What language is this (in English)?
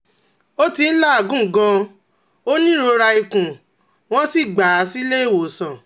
Yoruba